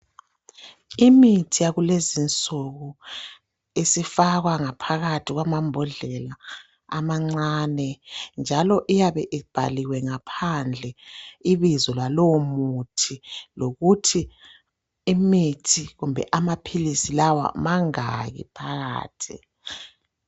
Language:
North Ndebele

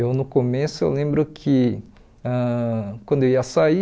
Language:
Portuguese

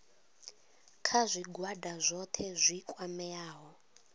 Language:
Venda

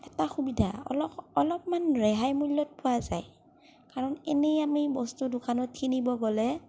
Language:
Assamese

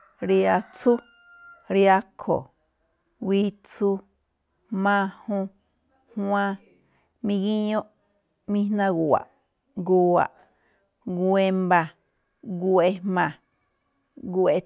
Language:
Malinaltepec Me'phaa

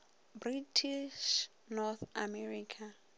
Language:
Northern Sotho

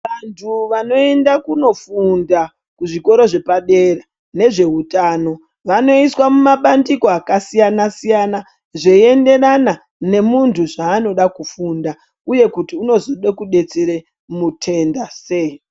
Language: Ndau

